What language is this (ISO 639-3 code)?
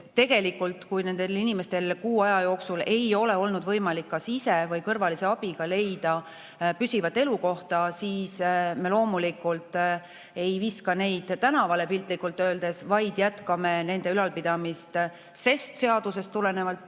est